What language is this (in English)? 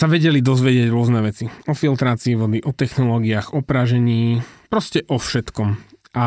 Slovak